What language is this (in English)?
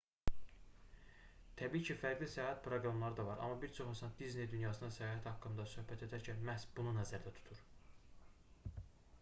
Azerbaijani